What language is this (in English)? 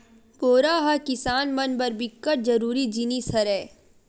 Chhattisgarhi